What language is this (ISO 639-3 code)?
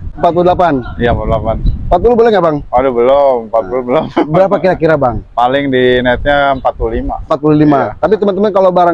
ind